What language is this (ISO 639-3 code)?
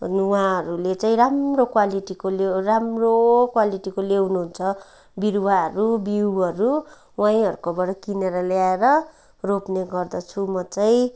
nep